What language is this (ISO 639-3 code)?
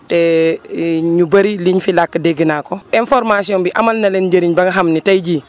wol